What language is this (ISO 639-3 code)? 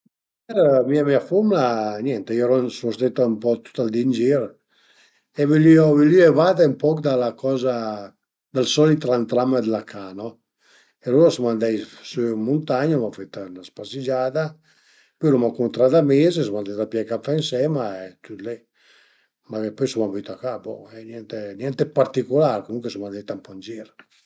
pms